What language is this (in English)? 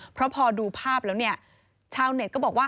Thai